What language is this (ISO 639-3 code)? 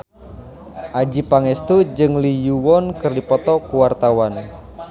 sun